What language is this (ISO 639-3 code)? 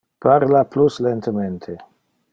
ina